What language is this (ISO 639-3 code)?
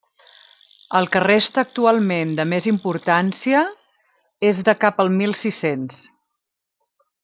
cat